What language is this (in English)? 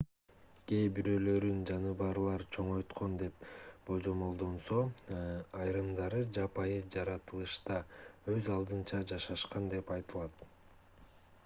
Kyrgyz